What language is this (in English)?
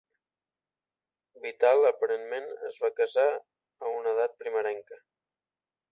Catalan